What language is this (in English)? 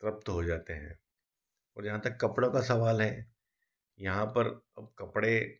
Hindi